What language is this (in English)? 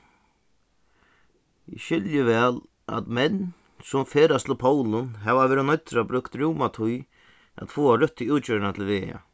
Faroese